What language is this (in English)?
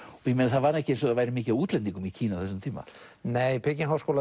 Icelandic